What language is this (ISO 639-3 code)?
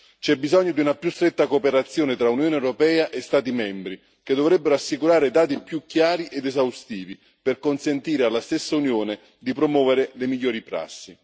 ita